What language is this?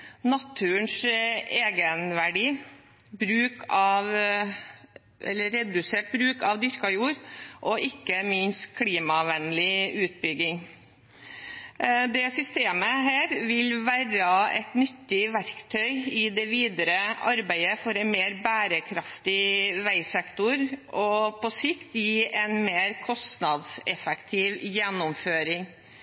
Norwegian Bokmål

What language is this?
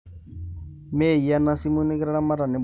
Masai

